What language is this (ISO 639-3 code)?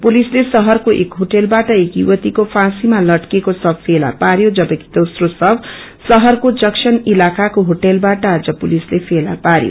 nep